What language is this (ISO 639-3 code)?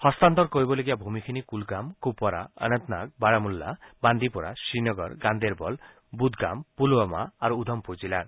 asm